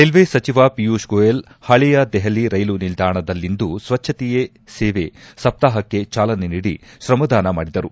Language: Kannada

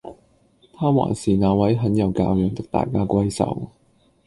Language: Cantonese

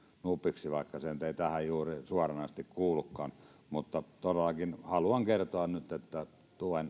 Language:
Finnish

